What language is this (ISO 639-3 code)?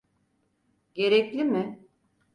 tur